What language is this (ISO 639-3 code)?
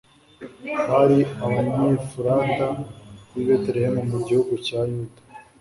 kin